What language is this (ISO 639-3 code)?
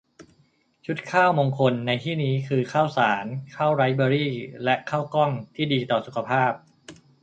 tha